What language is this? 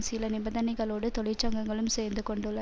Tamil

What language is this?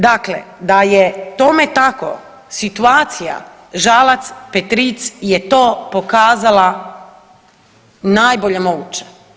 Croatian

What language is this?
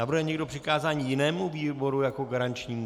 Czech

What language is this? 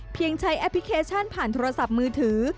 Thai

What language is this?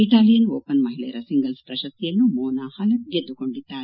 Kannada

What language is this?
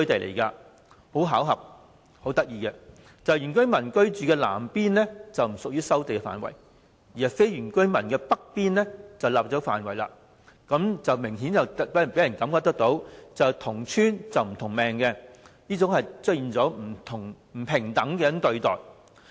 Cantonese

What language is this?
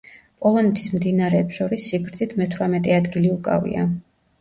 Georgian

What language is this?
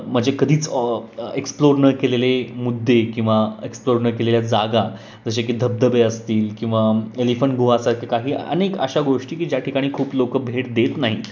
Marathi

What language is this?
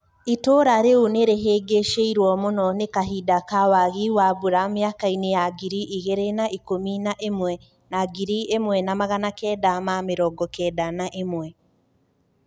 Kikuyu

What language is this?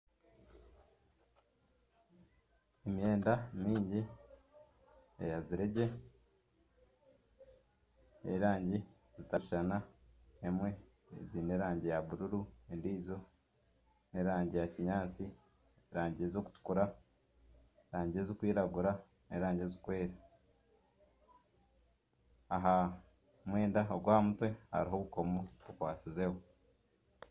Nyankole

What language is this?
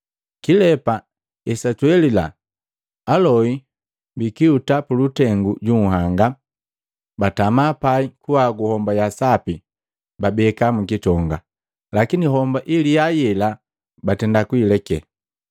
Matengo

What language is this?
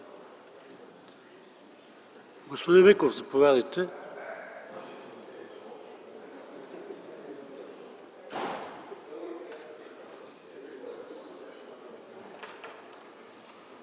Bulgarian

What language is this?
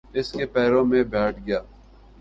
Urdu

